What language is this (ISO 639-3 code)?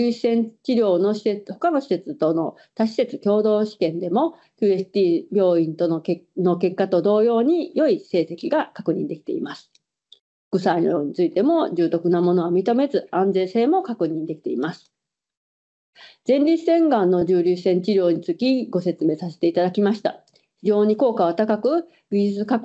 jpn